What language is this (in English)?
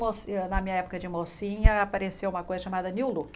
Portuguese